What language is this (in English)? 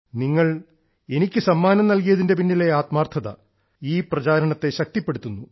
Malayalam